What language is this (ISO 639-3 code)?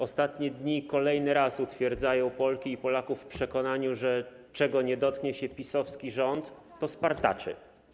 pol